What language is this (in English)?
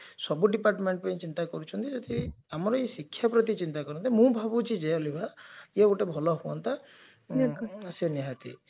Odia